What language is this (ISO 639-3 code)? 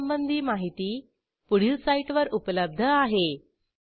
mar